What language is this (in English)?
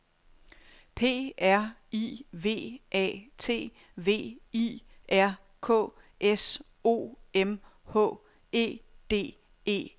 Danish